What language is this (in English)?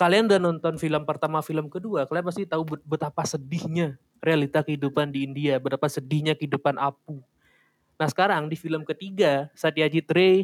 Indonesian